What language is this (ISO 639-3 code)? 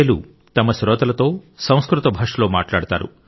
tel